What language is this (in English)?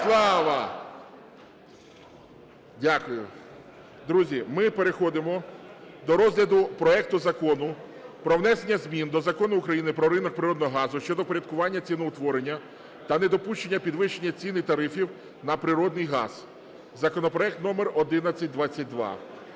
Ukrainian